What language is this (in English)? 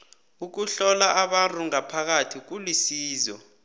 South Ndebele